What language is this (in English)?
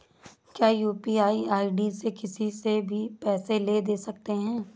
Hindi